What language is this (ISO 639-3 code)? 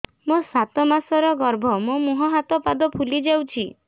ori